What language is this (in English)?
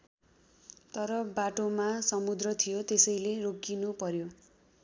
Nepali